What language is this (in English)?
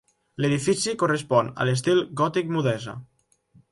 Catalan